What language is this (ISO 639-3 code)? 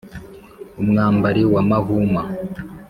kin